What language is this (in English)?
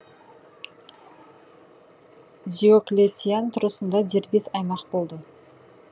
Kazakh